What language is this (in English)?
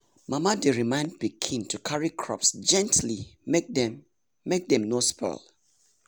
Nigerian Pidgin